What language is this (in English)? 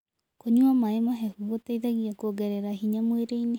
Kikuyu